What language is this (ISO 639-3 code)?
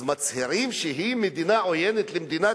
heb